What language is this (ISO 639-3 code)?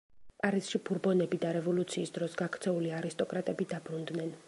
kat